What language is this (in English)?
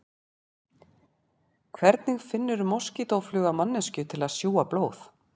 Icelandic